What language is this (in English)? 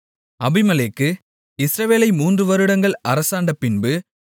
Tamil